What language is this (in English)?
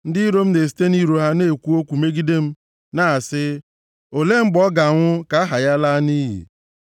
Igbo